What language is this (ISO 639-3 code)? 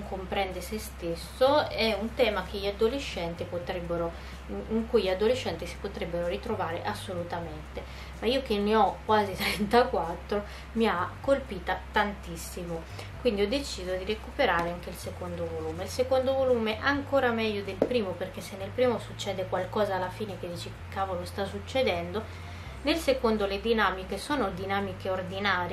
ita